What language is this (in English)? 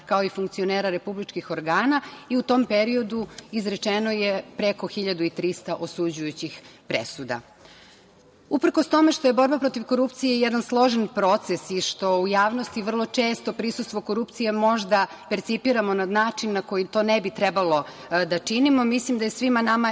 Serbian